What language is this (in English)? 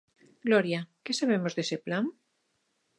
Galician